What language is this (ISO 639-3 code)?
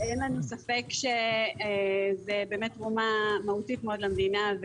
heb